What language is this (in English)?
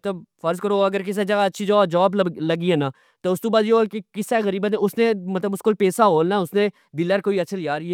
Pahari-Potwari